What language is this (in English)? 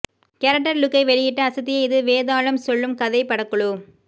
Tamil